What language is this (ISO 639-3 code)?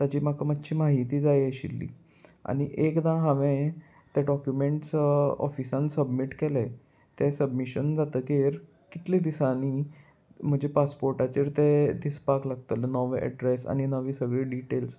kok